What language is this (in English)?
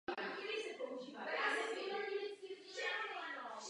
Czech